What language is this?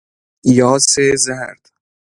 Persian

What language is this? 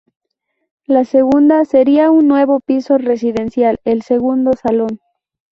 Spanish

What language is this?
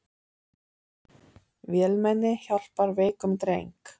Icelandic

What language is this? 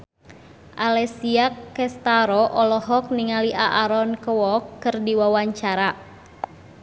Sundanese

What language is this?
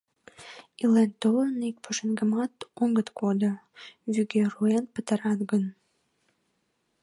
Mari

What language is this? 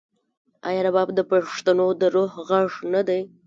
Pashto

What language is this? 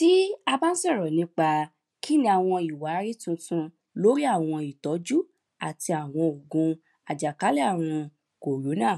Yoruba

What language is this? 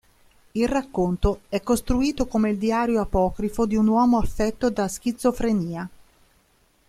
Italian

